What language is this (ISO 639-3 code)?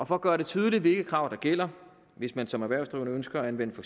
dan